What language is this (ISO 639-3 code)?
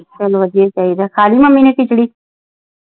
pan